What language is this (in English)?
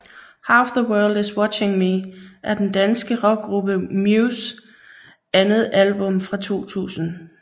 Danish